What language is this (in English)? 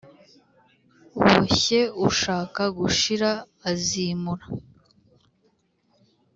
Kinyarwanda